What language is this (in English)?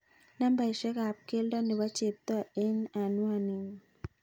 Kalenjin